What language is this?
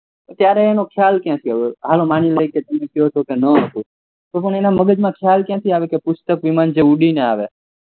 Gujarati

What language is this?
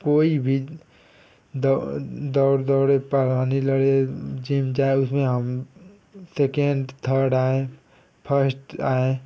Hindi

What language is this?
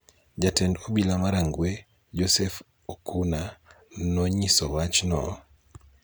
Luo (Kenya and Tanzania)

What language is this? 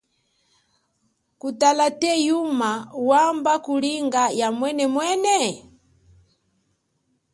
Chokwe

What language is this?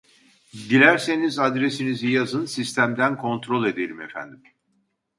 Turkish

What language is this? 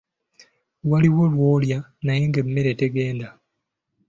Ganda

